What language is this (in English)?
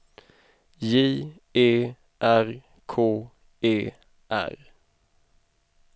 Swedish